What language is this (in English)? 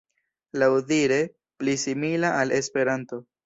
Esperanto